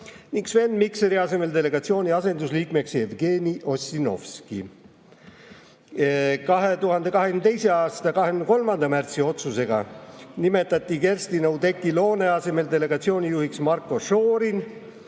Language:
Estonian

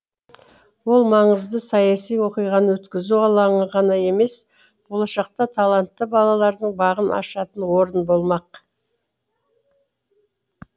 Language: Kazakh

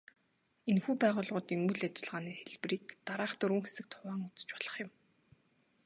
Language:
Mongolian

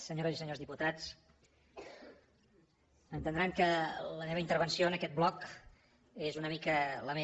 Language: Catalan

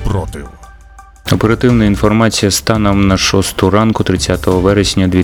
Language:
Ukrainian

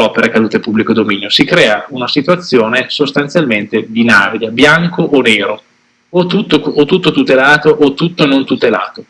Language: Italian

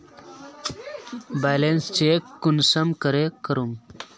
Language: Magahi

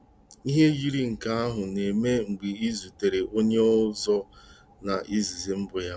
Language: Igbo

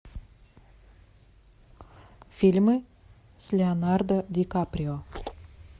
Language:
Russian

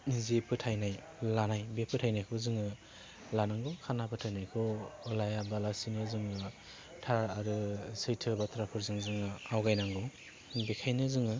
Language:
Bodo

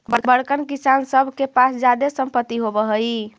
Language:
Magahi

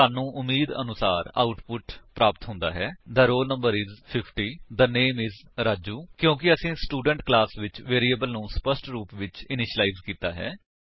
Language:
Punjabi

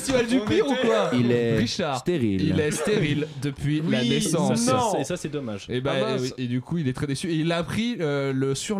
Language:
French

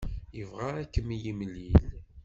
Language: Kabyle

